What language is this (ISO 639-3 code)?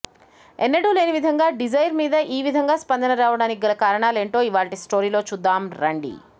tel